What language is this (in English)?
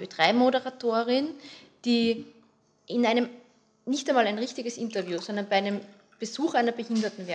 German